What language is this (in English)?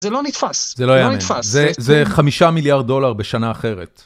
Hebrew